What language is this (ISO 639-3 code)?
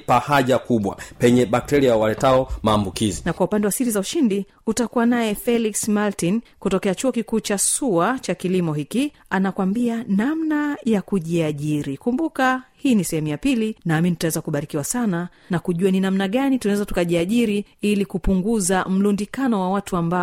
swa